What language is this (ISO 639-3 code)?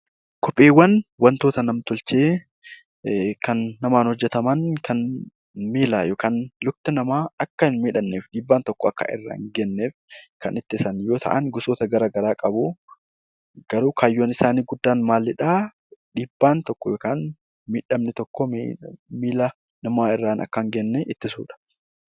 orm